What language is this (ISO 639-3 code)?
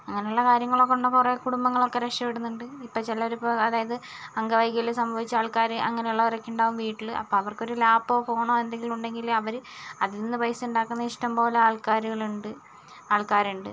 mal